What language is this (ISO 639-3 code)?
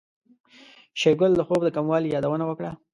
pus